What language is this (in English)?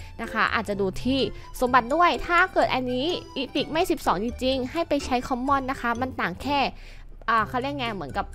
Thai